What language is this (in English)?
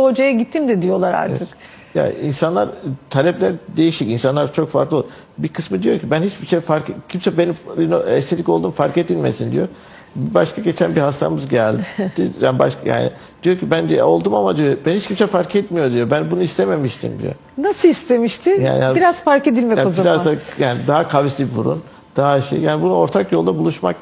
Turkish